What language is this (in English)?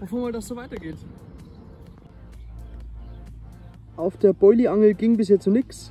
German